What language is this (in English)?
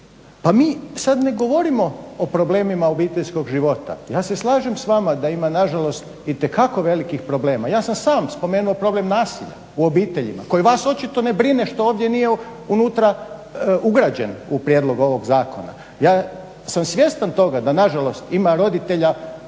Croatian